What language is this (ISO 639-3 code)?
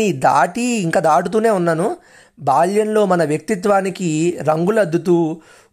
tel